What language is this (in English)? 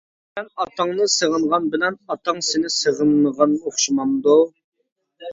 Uyghur